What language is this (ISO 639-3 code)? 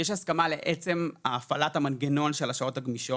heb